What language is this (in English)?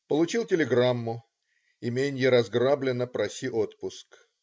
Russian